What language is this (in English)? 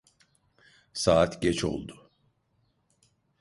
Turkish